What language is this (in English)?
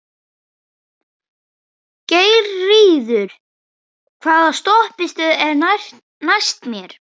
Icelandic